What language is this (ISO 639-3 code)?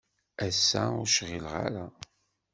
kab